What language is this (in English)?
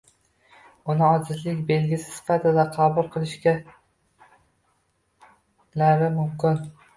Uzbek